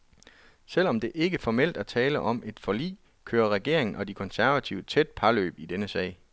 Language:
Danish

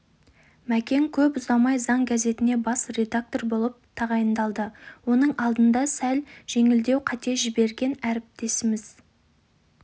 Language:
Kazakh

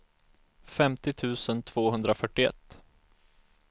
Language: Swedish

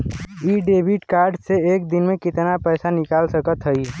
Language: Bhojpuri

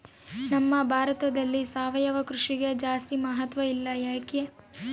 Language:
Kannada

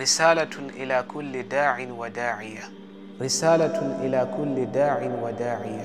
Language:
Arabic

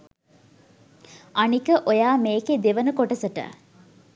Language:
Sinhala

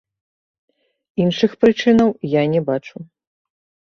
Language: Belarusian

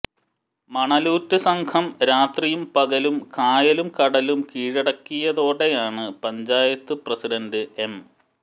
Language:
Malayalam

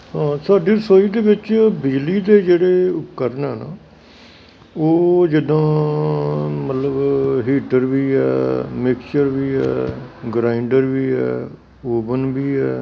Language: Punjabi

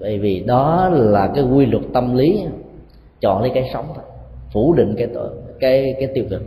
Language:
Vietnamese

